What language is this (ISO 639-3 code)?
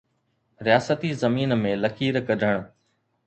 snd